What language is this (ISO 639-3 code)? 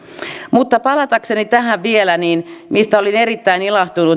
fin